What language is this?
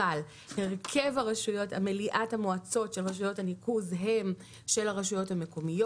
Hebrew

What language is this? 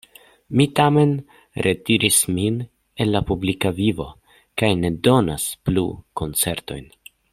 Esperanto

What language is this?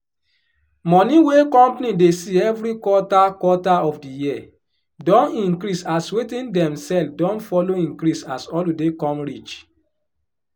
Nigerian Pidgin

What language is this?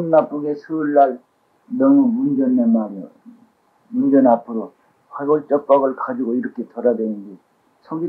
Korean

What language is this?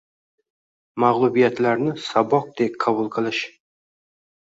Uzbek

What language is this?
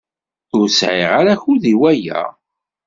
Kabyle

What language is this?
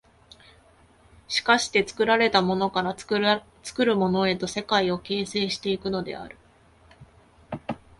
Japanese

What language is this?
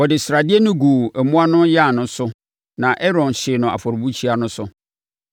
Akan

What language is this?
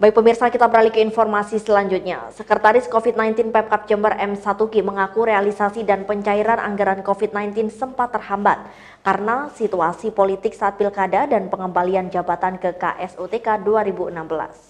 Indonesian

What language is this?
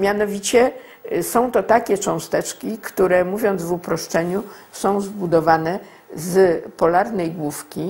Polish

